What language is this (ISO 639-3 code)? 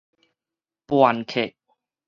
nan